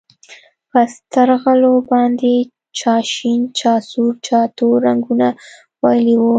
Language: Pashto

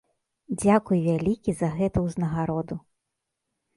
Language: Belarusian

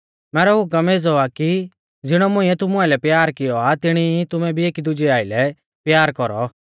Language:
Mahasu Pahari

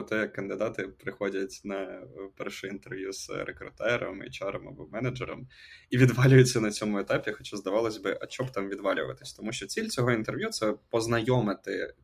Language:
Ukrainian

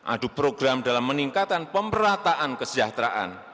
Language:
Indonesian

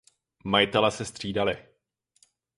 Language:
Czech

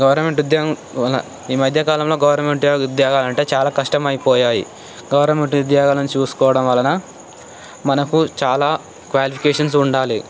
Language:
Telugu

